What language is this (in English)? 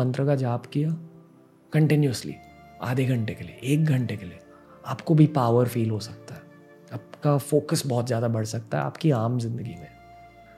Hindi